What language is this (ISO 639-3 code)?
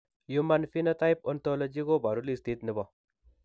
kln